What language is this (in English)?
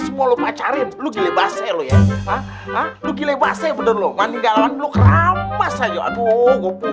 Indonesian